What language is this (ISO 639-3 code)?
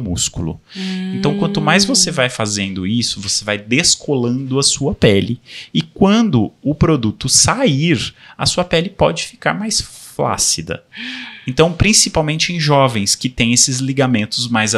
por